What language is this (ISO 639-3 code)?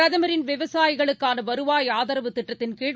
tam